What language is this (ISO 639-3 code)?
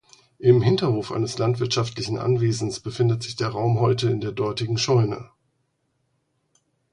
deu